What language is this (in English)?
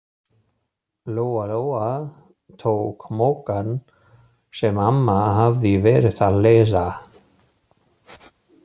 Icelandic